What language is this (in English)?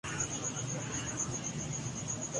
Urdu